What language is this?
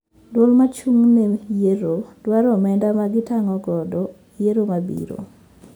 Luo (Kenya and Tanzania)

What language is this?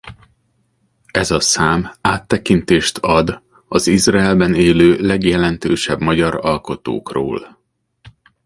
Hungarian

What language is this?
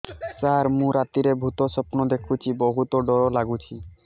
Odia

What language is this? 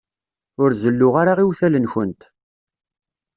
Kabyle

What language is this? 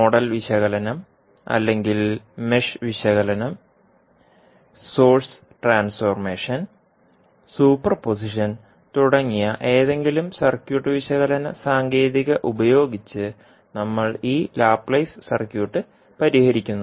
Malayalam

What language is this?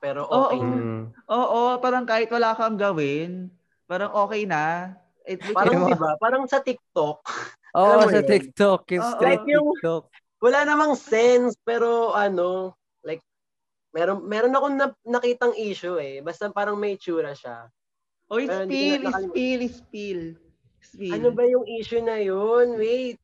Filipino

